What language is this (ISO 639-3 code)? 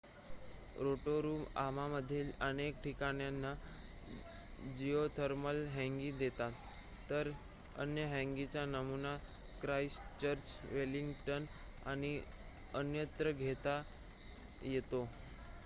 mar